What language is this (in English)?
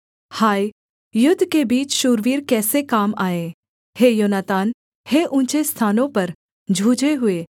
Hindi